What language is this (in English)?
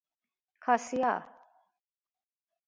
Persian